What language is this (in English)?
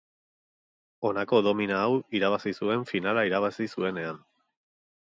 Basque